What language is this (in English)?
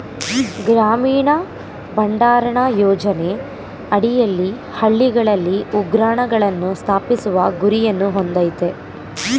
Kannada